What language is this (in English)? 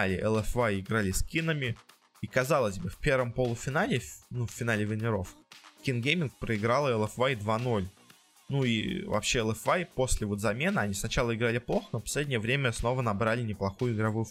Russian